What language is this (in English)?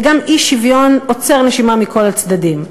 Hebrew